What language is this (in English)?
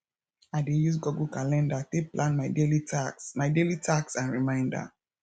Nigerian Pidgin